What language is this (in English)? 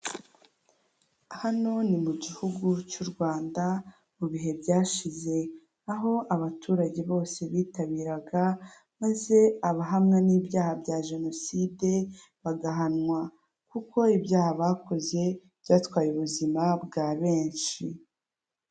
Kinyarwanda